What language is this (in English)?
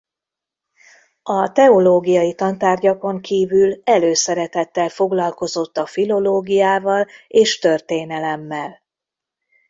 Hungarian